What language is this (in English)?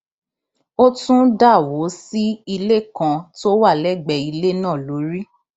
Yoruba